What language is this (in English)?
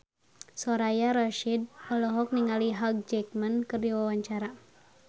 Sundanese